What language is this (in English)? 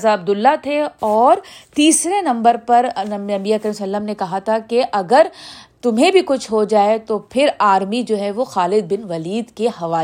Urdu